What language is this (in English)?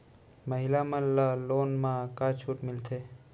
Chhattisgarhi